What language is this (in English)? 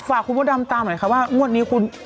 Thai